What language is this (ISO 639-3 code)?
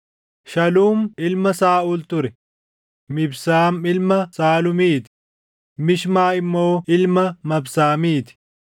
orm